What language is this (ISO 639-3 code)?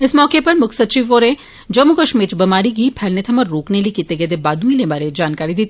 doi